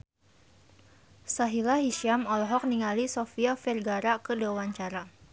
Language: Sundanese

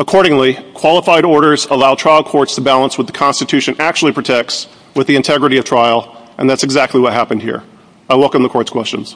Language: English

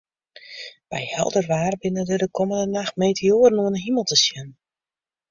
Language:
Western Frisian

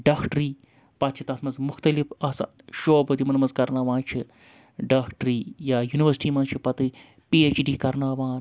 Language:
Kashmiri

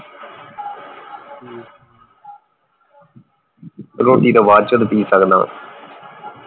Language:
Punjabi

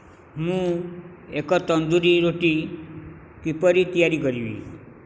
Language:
Odia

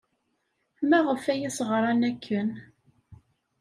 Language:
Kabyle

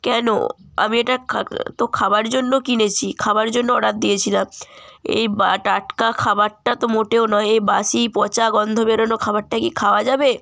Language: Bangla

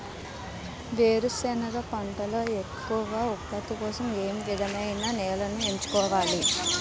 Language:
Telugu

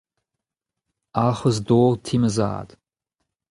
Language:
Breton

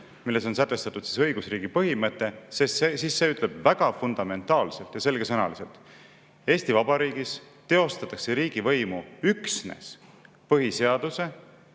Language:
Estonian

